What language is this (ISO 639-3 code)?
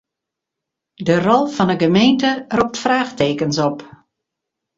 fry